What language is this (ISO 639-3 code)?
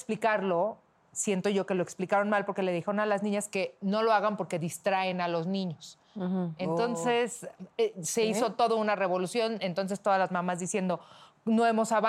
spa